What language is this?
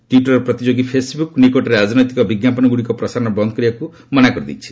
Odia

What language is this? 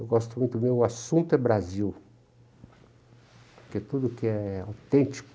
Portuguese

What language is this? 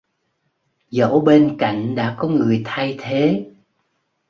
Vietnamese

